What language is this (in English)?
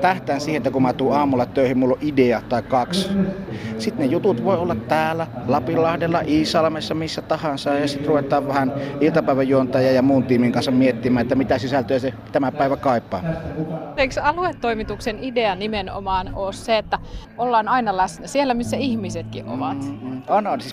Finnish